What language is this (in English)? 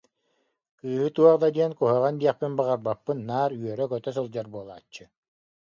Yakut